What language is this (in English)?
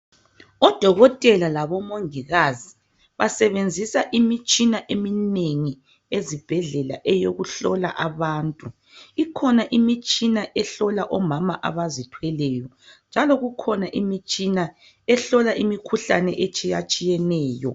North Ndebele